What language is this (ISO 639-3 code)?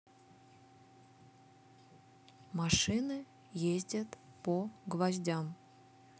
rus